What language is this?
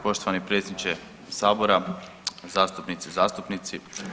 Croatian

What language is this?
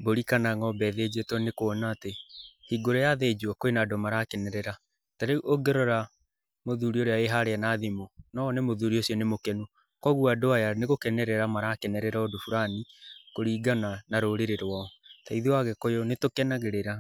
Kikuyu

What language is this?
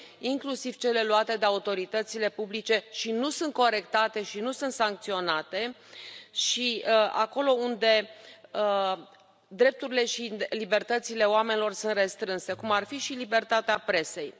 Romanian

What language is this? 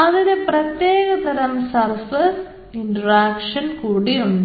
Malayalam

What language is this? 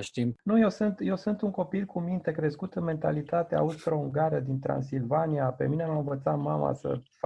Romanian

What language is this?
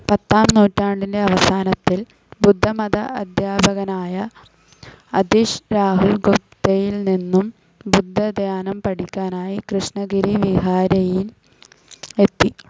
Malayalam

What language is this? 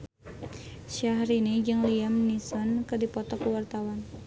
Sundanese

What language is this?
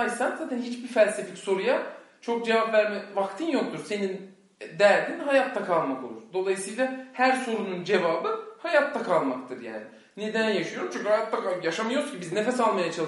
Turkish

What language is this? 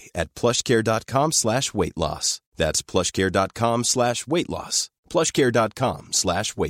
Swedish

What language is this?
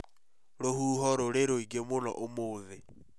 Kikuyu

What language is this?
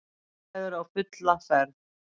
Icelandic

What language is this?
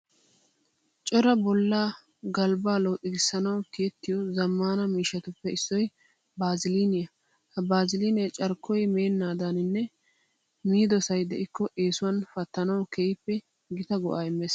Wolaytta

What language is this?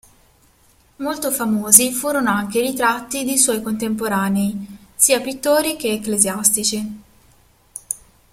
Italian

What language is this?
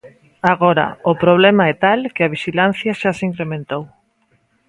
Galician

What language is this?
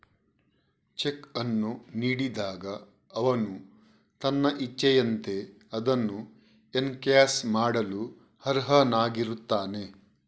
Kannada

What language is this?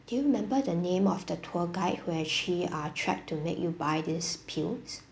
English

